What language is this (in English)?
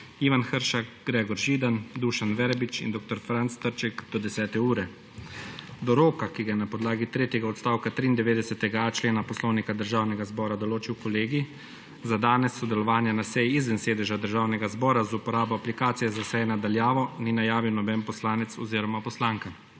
Slovenian